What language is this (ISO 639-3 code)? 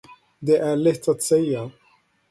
swe